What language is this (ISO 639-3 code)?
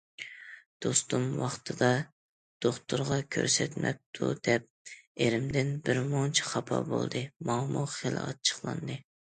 uig